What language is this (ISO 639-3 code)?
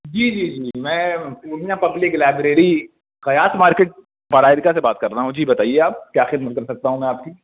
urd